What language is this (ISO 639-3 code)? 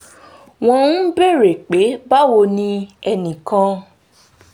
yor